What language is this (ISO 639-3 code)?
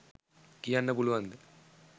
sin